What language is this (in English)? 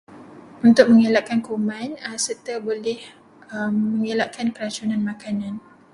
Malay